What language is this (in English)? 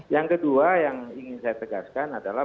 Indonesian